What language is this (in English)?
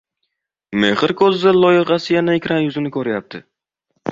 Uzbek